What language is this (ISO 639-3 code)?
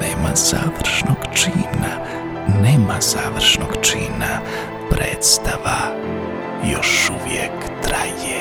hrv